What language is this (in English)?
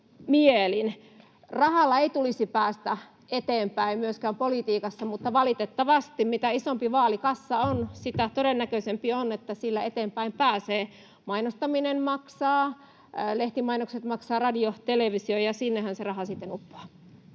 Finnish